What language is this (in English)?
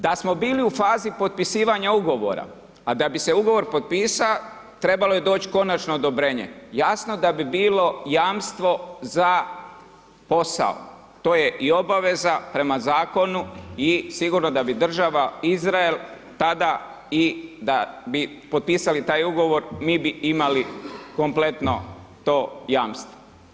Croatian